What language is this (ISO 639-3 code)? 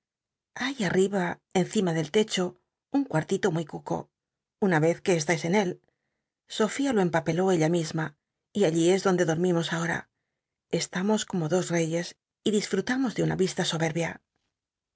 spa